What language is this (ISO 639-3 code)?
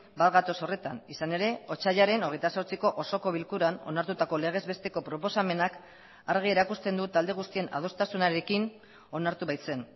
eus